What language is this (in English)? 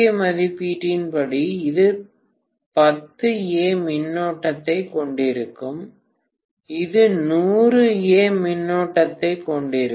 Tamil